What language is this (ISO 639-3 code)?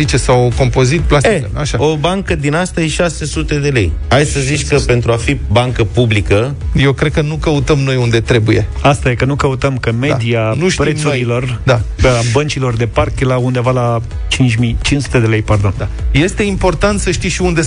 ron